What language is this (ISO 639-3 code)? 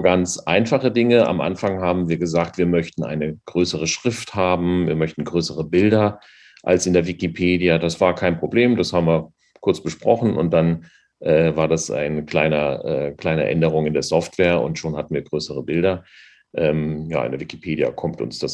deu